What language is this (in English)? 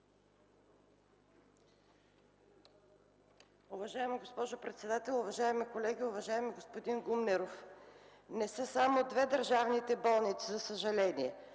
Bulgarian